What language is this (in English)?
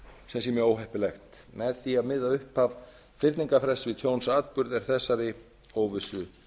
Icelandic